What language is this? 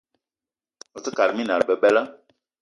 Eton (Cameroon)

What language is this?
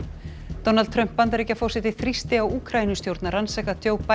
Icelandic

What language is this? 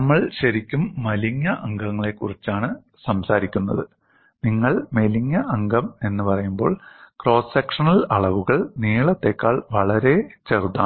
Malayalam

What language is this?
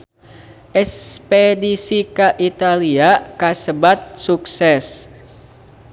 Sundanese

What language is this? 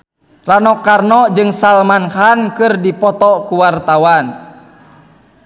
Sundanese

